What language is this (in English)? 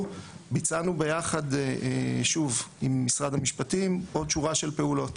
Hebrew